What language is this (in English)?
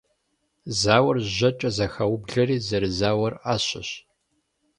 Kabardian